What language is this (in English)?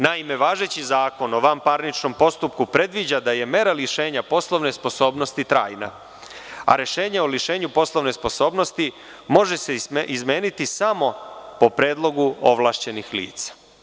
Serbian